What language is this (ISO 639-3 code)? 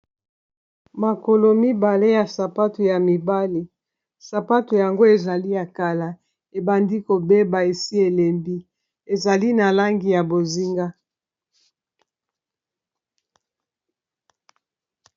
lin